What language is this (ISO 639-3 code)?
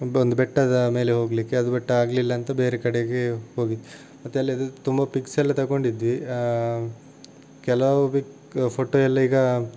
kan